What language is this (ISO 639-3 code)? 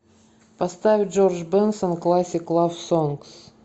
rus